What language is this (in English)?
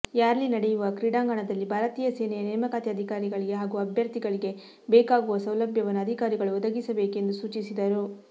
Kannada